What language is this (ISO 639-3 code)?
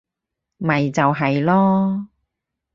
yue